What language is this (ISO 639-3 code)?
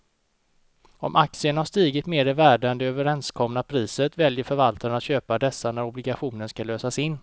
swe